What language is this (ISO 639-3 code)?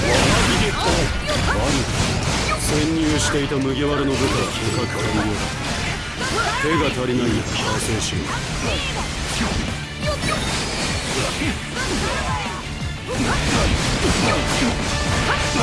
jpn